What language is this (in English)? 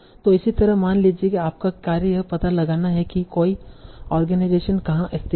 Hindi